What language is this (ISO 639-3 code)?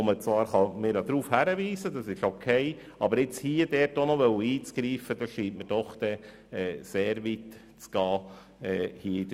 gsw